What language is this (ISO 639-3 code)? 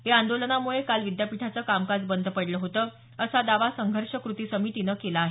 mar